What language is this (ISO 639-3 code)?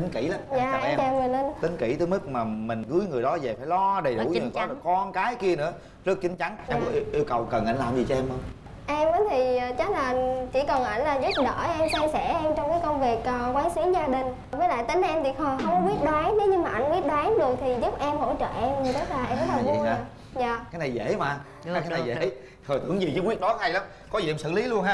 vie